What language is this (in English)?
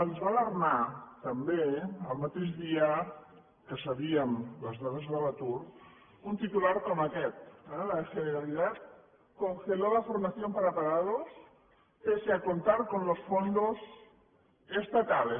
Catalan